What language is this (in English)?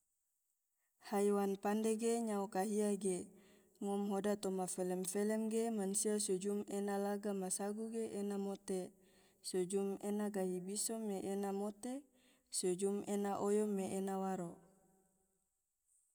Tidore